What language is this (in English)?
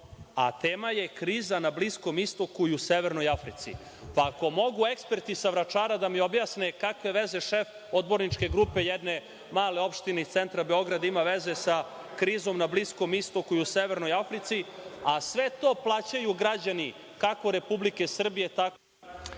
Serbian